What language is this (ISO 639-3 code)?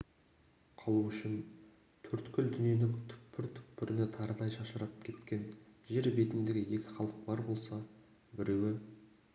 kaz